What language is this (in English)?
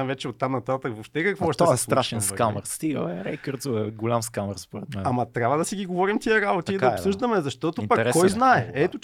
Bulgarian